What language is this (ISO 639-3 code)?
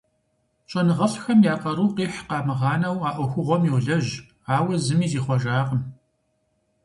kbd